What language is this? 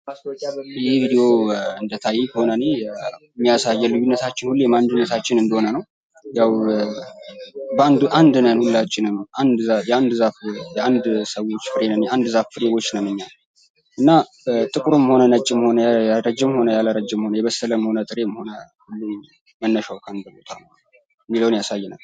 Amharic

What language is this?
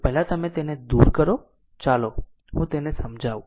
Gujarati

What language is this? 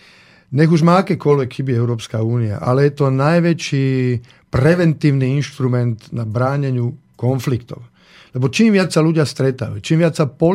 Slovak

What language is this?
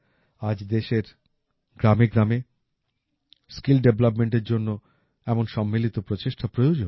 Bangla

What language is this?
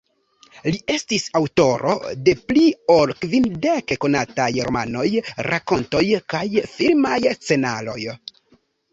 Esperanto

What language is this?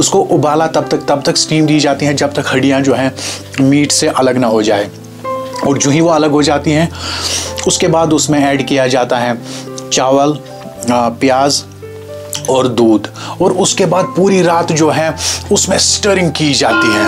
Hindi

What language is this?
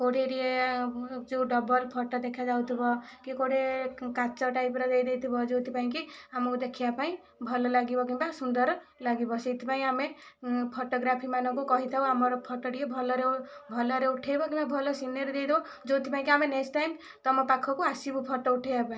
Odia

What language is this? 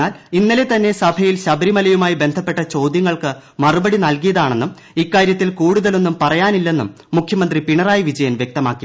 Malayalam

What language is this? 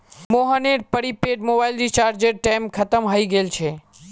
Magahi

